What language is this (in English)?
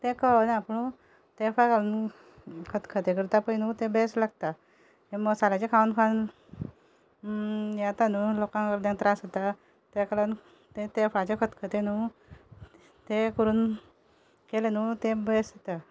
Konkani